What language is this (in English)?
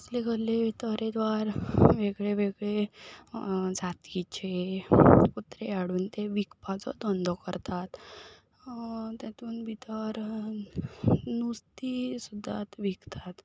Konkani